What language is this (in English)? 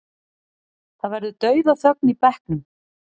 Icelandic